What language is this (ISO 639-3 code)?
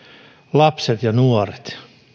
fin